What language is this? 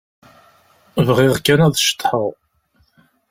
Kabyle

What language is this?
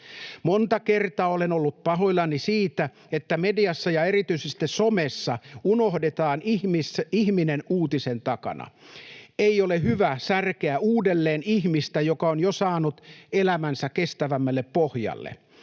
Finnish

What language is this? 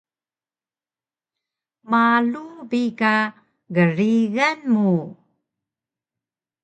Taroko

